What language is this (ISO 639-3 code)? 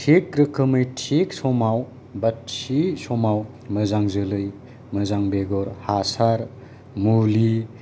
brx